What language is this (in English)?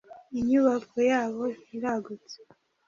Kinyarwanda